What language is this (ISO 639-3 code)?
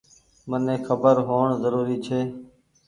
gig